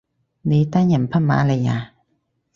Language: Cantonese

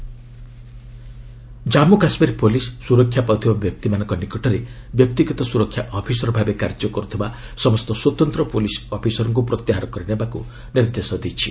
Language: Odia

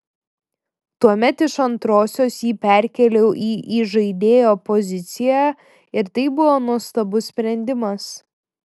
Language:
Lithuanian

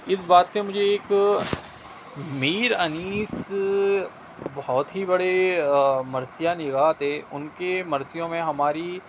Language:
Urdu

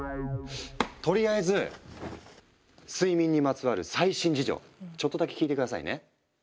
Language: Japanese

